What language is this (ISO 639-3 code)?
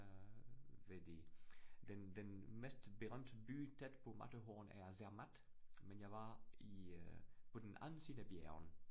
dan